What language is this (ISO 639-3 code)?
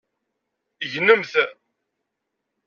kab